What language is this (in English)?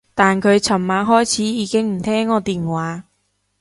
Cantonese